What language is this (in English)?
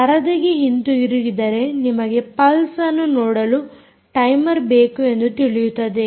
Kannada